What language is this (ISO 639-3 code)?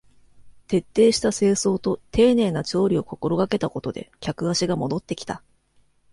jpn